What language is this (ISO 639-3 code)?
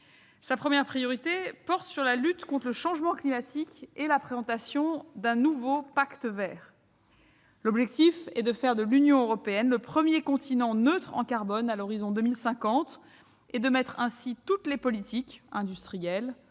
fra